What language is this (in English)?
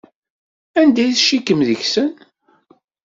Kabyle